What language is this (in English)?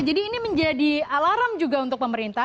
Indonesian